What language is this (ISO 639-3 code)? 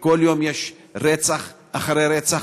heb